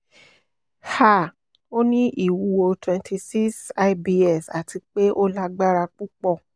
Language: Yoruba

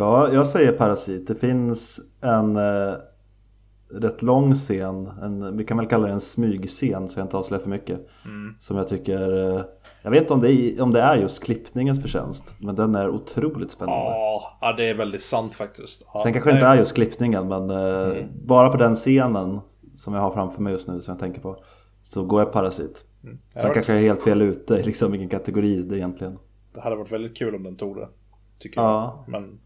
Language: Swedish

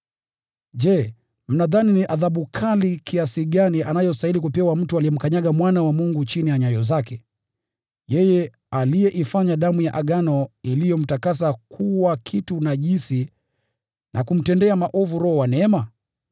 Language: Swahili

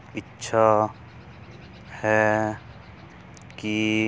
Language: Punjabi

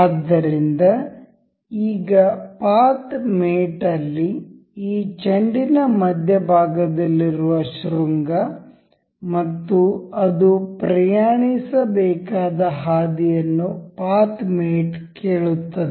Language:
Kannada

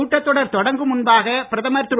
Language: Tamil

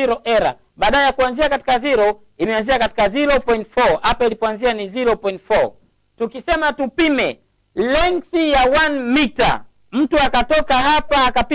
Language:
Swahili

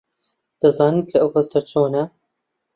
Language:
Central Kurdish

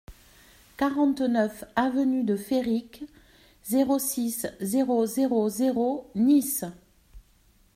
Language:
French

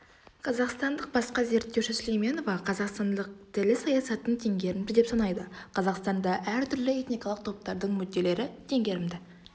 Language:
Kazakh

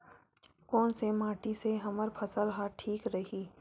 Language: Chhattisgarhi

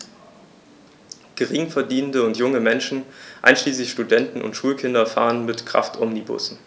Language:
German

